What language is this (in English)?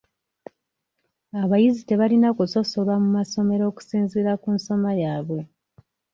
Ganda